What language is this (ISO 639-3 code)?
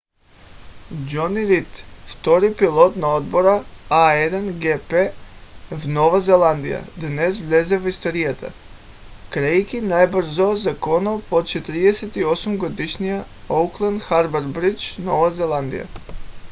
bul